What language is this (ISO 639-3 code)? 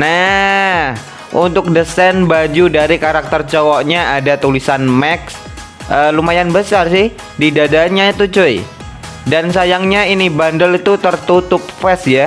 ind